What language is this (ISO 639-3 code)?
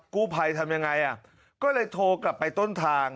tha